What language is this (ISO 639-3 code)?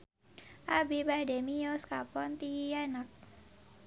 sun